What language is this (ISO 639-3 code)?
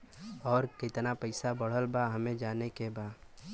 bho